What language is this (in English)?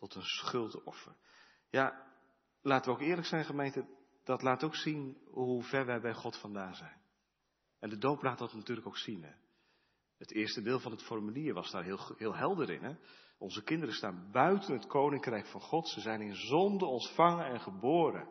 Dutch